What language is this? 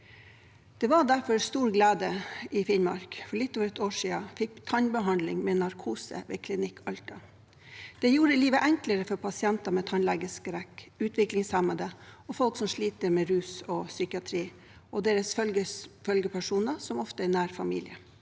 Norwegian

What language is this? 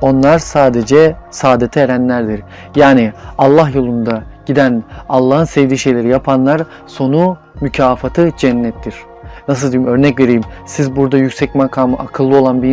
Turkish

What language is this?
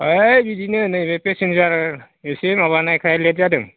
Bodo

